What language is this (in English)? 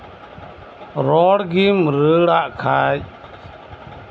Santali